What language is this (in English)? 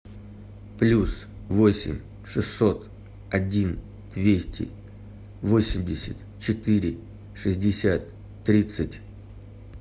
Russian